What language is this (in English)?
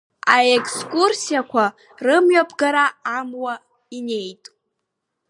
Abkhazian